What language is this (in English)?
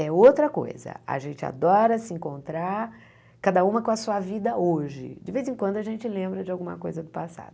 Portuguese